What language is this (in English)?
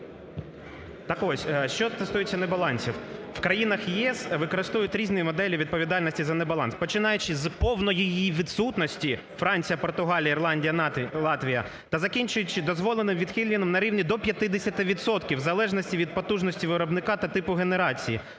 Ukrainian